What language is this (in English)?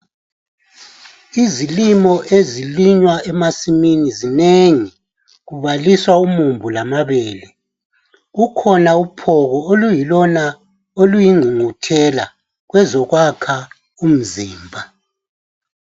North Ndebele